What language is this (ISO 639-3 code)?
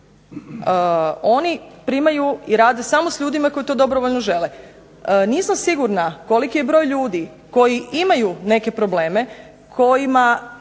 hrv